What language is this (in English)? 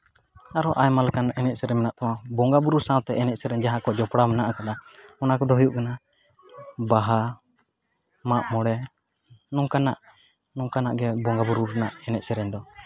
Santali